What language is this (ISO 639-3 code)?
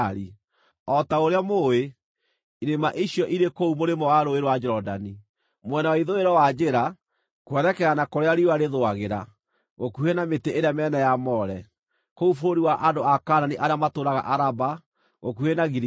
kik